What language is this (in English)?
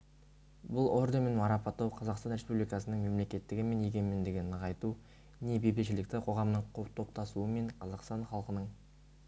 Kazakh